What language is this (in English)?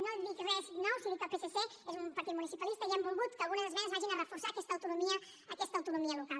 Catalan